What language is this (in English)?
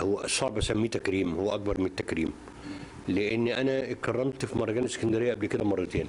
Arabic